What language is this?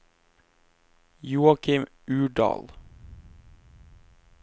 Norwegian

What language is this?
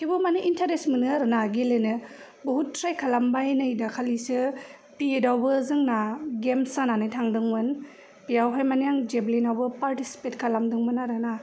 Bodo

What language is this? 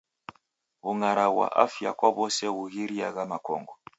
Taita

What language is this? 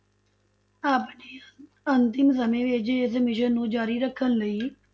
Punjabi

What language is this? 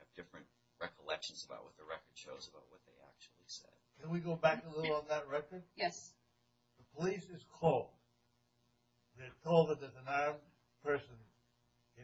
English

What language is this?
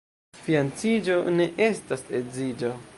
Esperanto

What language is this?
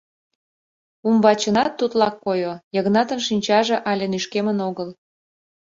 Mari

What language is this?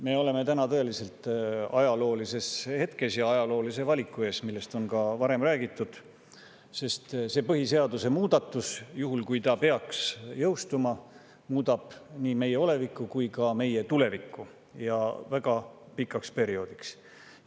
Estonian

